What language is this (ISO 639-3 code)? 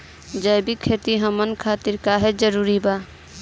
bho